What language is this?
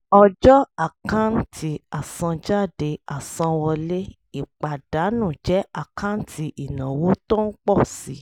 Yoruba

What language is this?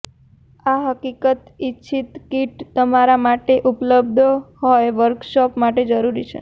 Gujarati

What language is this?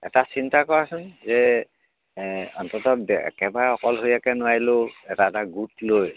Assamese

